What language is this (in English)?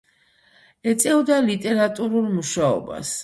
Georgian